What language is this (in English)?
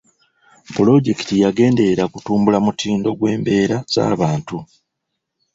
Ganda